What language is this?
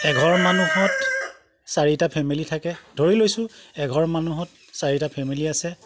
Assamese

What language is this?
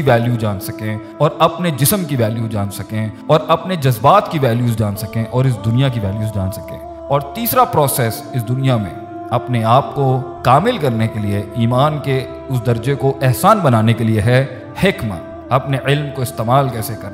Urdu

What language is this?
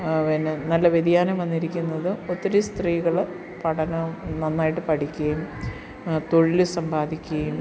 Malayalam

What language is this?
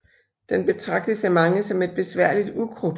Danish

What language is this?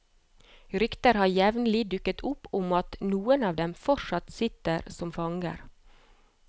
Norwegian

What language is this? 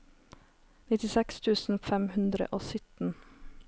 Norwegian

